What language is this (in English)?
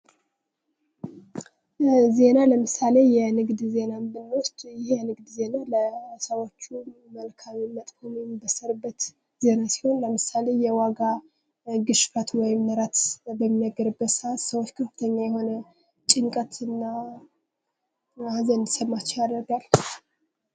Amharic